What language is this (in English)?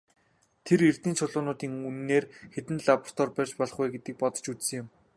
Mongolian